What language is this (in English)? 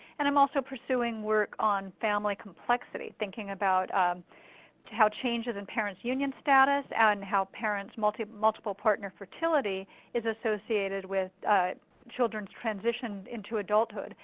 English